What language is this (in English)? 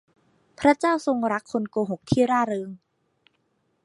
Thai